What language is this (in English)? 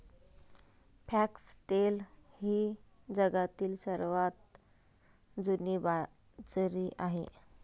Marathi